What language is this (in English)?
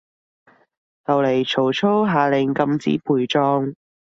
Cantonese